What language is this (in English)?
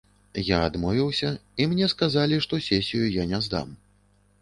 Belarusian